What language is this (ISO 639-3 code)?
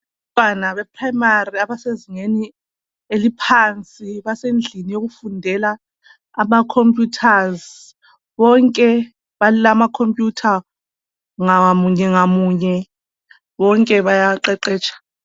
nde